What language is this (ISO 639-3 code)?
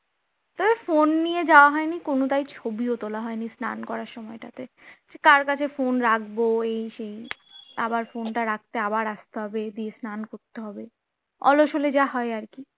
ben